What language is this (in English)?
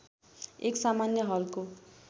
Nepali